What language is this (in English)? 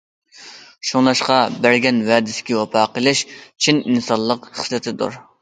Uyghur